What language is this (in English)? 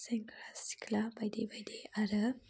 Bodo